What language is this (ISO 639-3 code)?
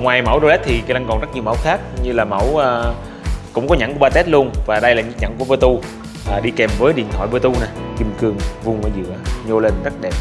vie